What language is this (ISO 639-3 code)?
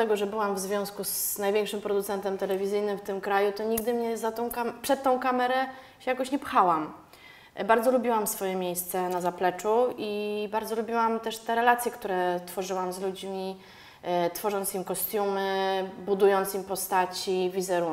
pol